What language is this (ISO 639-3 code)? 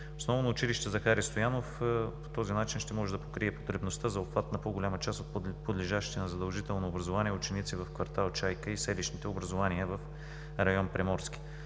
bul